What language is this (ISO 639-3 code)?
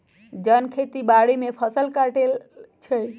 mag